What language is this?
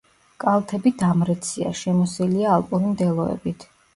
Georgian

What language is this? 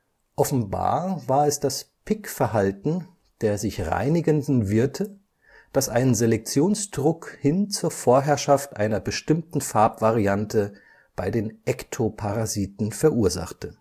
German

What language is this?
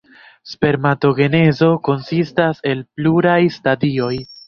Esperanto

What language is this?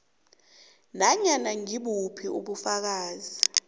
South Ndebele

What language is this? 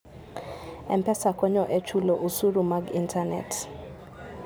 Luo (Kenya and Tanzania)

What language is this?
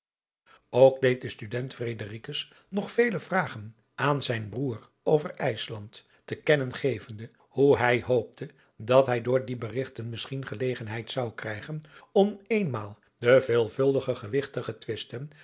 Dutch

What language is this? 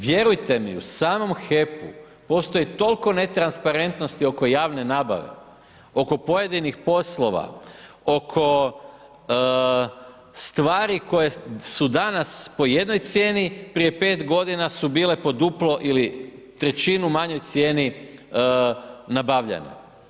Croatian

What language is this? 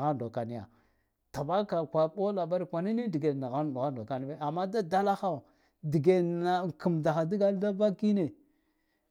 Guduf-Gava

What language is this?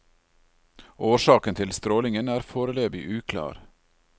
Norwegian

